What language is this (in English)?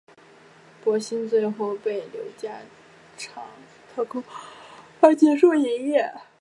Chinese